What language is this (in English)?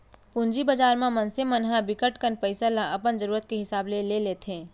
Chhattisgarhi